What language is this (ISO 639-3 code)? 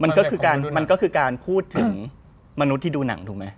tha